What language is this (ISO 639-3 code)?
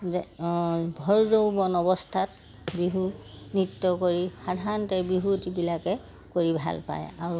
asm